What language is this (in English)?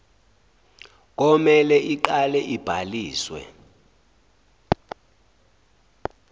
Zulu